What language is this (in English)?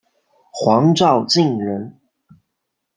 Chinese